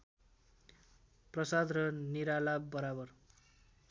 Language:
Nepali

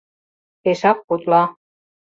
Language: Mari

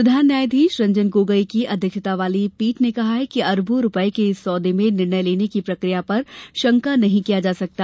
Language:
Hindi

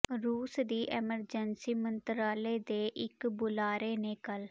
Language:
Punjabi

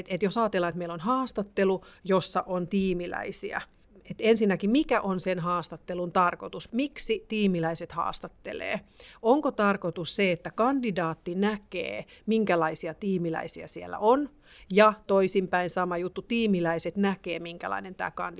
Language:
Finnish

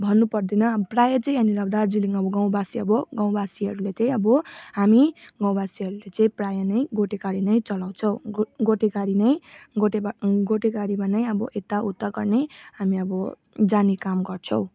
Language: Nepali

